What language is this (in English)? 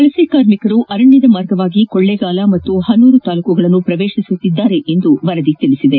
Kannada